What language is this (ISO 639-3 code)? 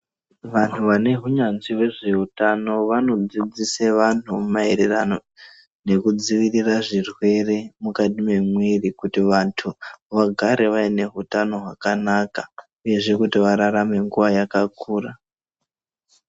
ndc